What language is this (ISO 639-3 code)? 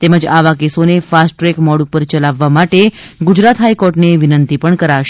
guj